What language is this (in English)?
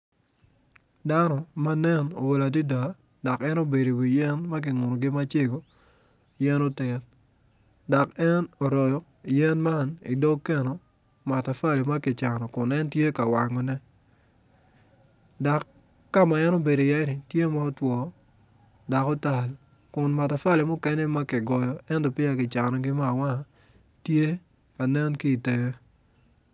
Acoli